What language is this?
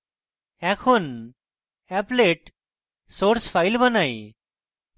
Bangla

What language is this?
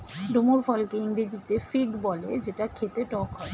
Bangla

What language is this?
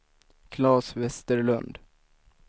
Swedish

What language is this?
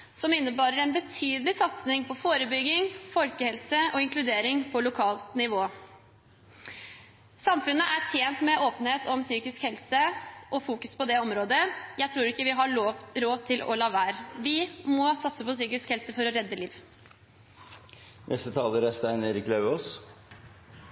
Norwegian Bokmål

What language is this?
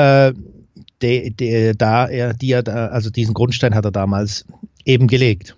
German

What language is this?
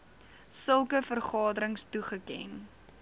Afrikaans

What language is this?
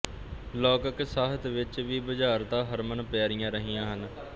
Punjabi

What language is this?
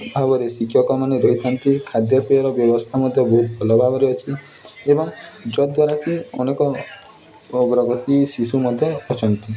Odia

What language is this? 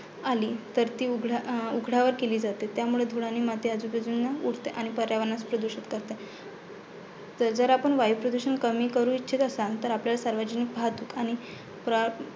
Marathi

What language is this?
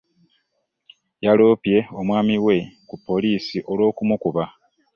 Ganda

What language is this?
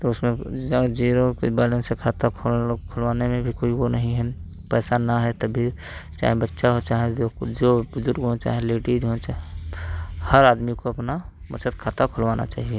Hindi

